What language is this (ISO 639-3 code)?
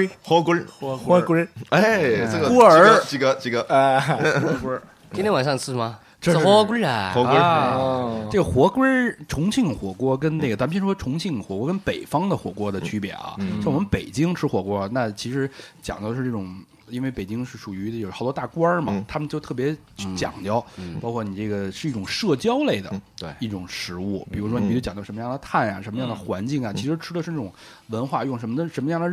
zho